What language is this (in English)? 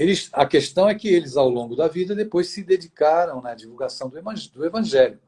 Portuguese